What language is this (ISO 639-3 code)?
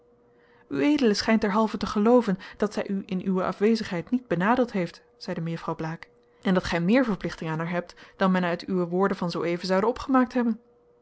nld